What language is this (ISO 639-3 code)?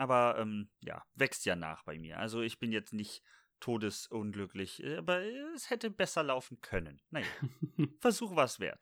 deu